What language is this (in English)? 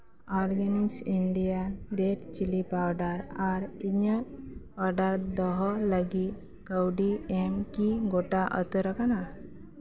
Santali